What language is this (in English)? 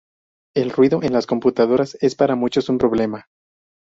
Spanish